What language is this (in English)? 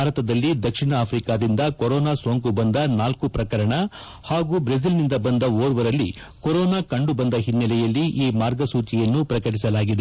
Kannada